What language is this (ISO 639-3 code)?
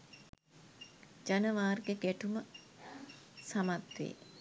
sin